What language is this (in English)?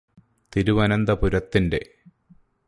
Malayalam